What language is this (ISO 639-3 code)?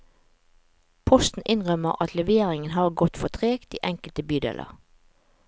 nor